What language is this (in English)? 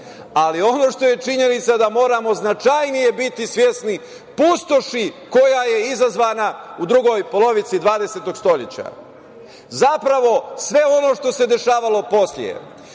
Serbian